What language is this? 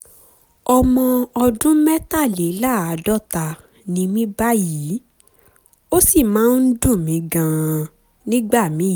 Yoruba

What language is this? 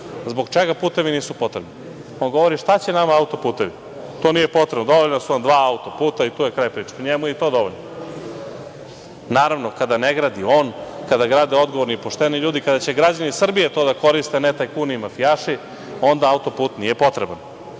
Serbian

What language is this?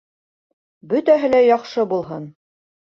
Bashkir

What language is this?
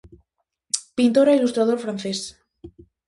Galician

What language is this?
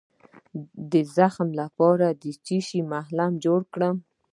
Pashto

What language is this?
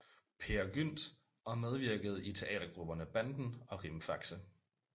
Danish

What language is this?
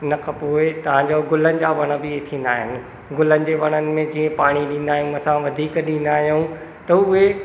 Sindhi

